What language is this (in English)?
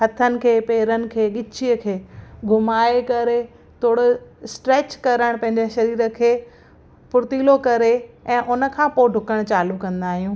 Sindhi